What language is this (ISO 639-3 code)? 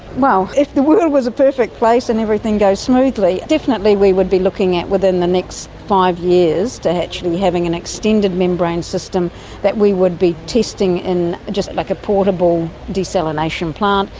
eng